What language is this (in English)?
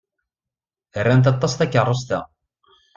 Kabyle